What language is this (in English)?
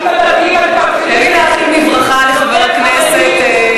Hebrew